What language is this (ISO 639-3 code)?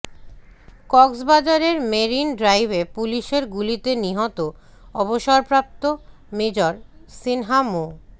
ben